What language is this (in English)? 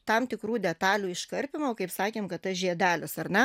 Lithuanian